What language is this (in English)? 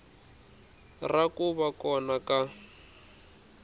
Tsonga